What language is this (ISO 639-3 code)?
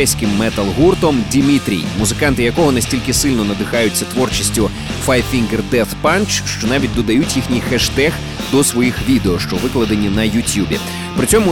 ukr